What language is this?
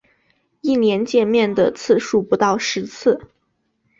Chinese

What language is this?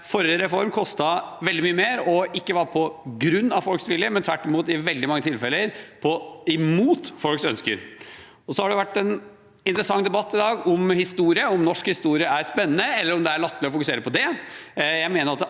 Norwegian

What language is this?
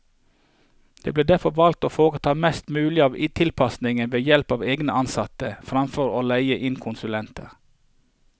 Norwegian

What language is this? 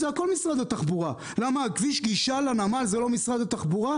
Hebrew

